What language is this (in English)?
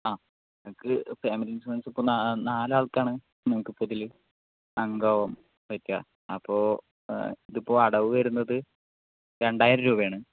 Malayalam